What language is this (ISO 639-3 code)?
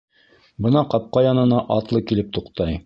bak